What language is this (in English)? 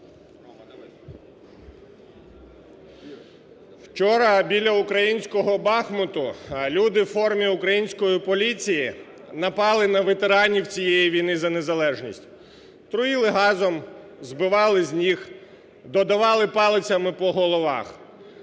Ukrainian